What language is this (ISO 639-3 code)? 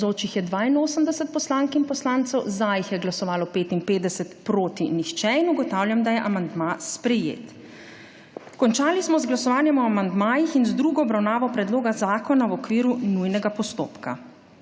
slv